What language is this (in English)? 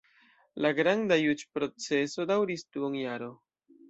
Esperanto